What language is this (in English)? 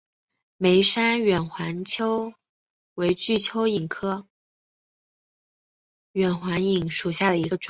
Chinese